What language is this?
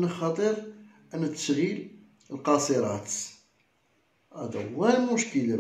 Arabic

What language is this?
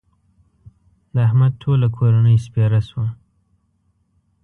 Pashto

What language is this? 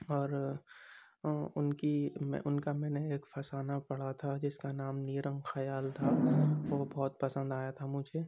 Urdu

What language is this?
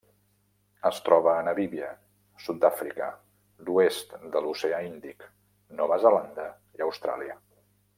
Catalan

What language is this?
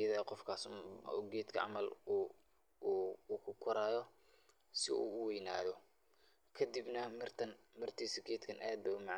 Somali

